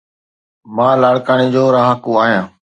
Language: Sindhi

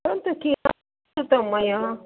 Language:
Sanskrit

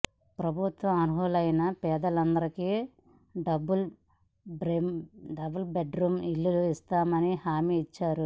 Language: Telugu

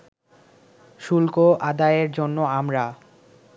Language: Bangla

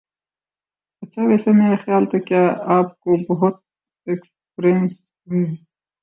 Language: Urdu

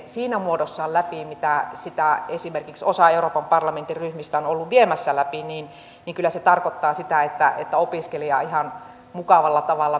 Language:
Finnish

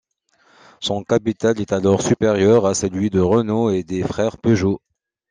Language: French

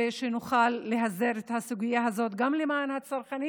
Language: Hebrew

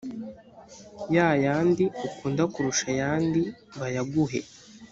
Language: Kinyarwanda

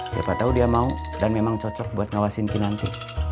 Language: Indonesian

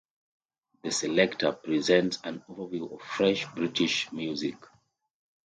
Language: English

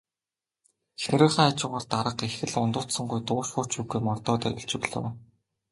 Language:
Mongolian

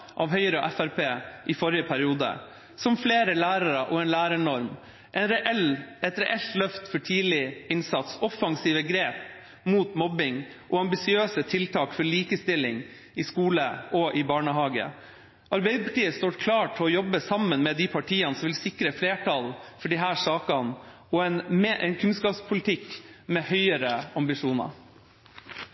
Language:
Norwegian Bokmål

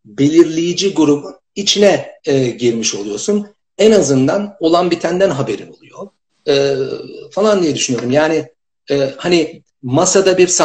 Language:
Turkish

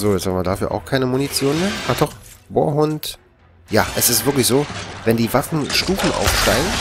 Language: German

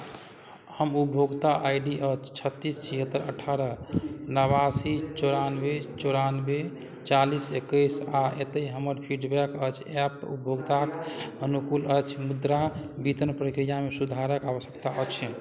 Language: Maithili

